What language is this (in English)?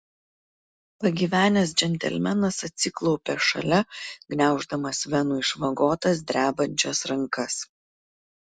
Lithuanian